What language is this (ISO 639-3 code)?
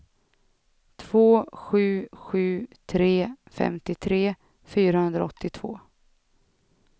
swe